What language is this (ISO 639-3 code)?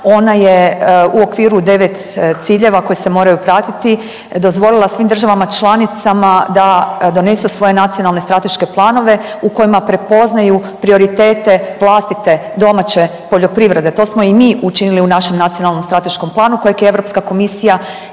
hrv